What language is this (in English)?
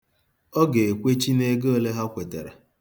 Igbo